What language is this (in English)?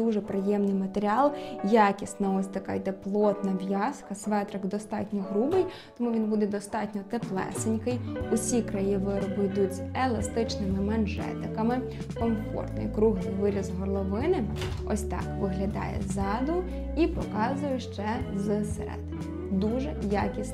Ukrainian